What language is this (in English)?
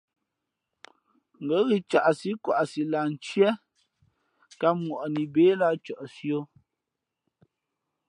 Fe'fe'